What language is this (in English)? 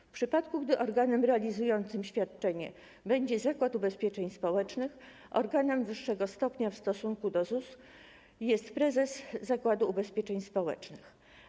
Polish